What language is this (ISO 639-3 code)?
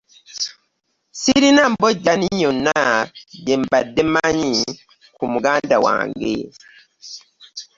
lug